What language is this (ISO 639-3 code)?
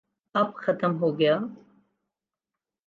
urd